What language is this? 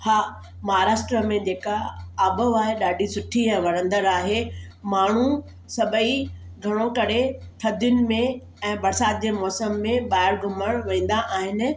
Sindhi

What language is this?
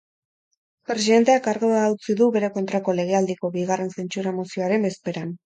Basque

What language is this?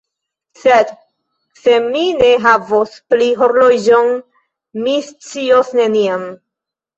Esperanto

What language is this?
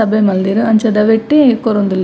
Tulu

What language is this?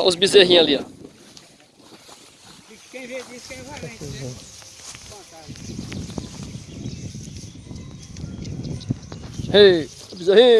Portuguese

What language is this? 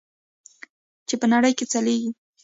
Pashto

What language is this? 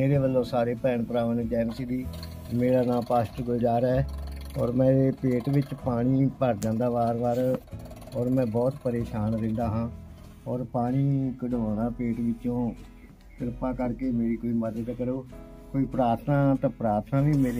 Punjabi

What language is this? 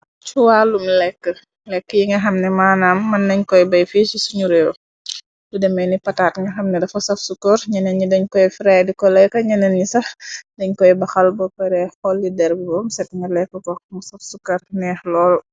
Wolof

